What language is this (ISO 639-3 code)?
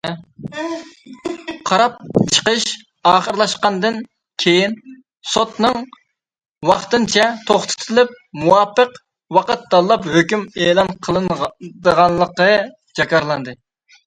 uig